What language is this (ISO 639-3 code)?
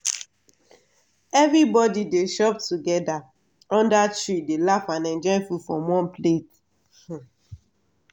pcm